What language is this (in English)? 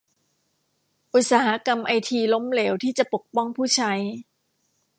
Thai